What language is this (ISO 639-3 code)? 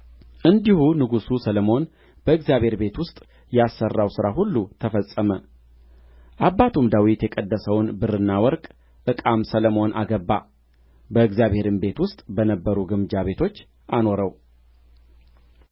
amh